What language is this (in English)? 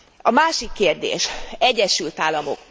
Hungarian